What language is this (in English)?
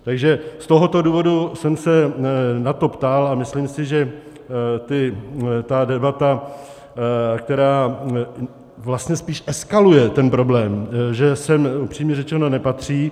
Czech